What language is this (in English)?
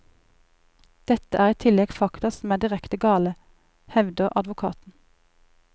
Norwegian